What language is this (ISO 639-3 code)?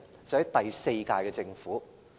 yue